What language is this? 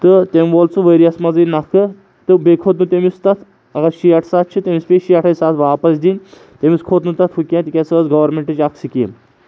Kashmiri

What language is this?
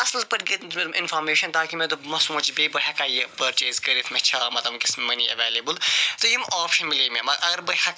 Kashmiri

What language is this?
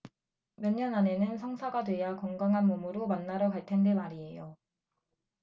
Korean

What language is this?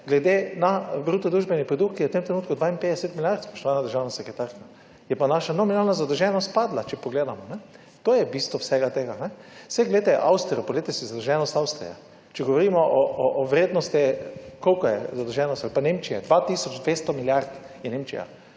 Slovenian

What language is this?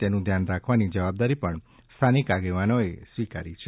Gujarati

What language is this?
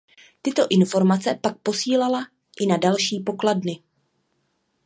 Czech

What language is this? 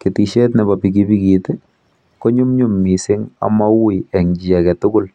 Kalenjin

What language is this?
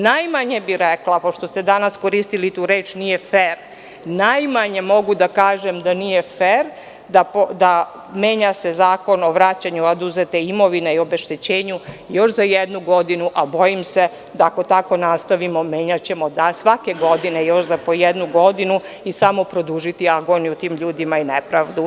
Serbian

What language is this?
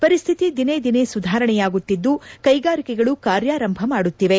Kannada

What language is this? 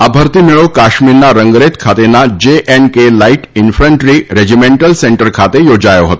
Gujarati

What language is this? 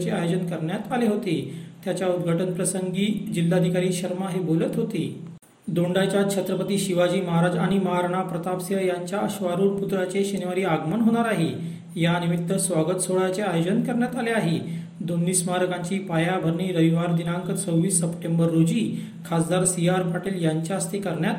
Marathi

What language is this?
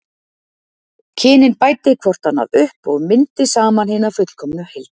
Icelandic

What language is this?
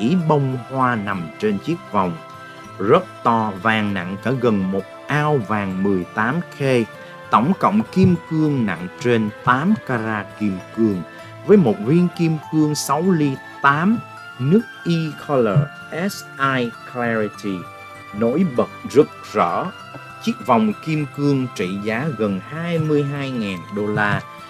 Vietnamese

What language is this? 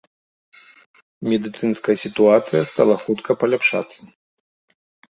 Belarusian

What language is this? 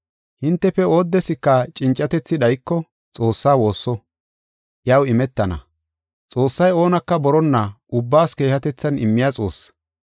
Gofa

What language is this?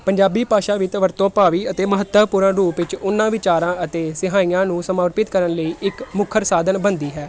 Punjabi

